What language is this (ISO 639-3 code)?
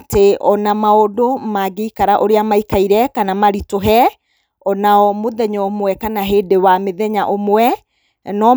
kik